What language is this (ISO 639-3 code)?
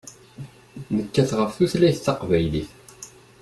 kab